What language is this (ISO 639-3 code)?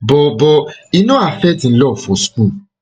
pcm